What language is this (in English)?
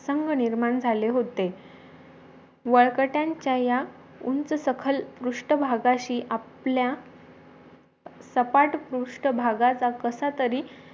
Marathi